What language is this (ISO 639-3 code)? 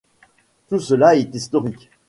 fra